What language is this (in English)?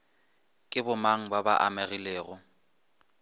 Northern Sotho